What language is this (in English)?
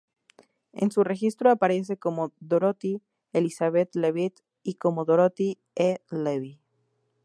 Spanish